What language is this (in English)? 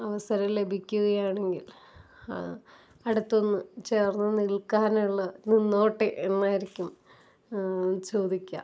Malayalam